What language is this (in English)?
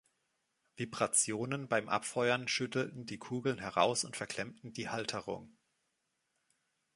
German